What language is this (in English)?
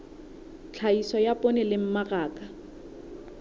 Southern Sotho